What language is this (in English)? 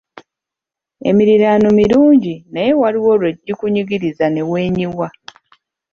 Ganda